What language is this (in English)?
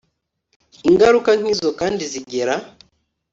Kinyarwanda